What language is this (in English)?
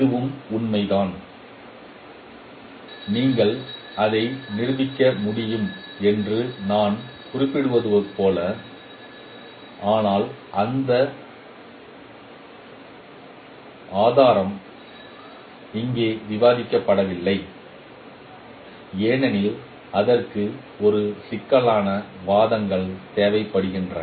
Tamil